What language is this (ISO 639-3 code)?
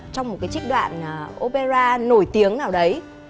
vie